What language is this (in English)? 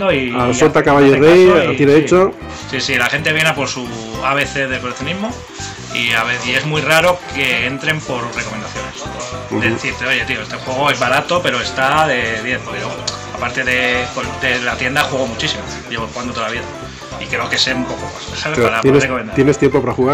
Spanish